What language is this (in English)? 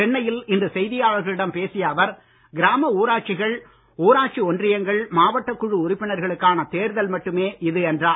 Tamil